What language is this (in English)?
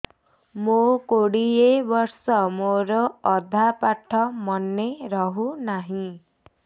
Odia